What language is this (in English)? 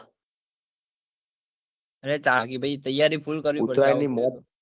Gujarati